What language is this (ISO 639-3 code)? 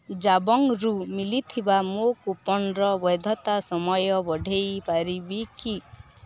ori